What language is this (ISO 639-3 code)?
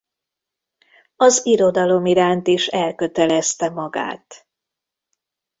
hun